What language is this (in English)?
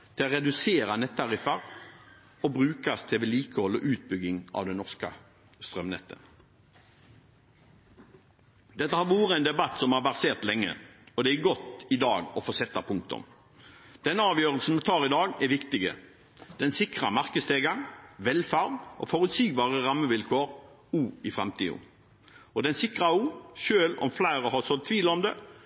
Norwegian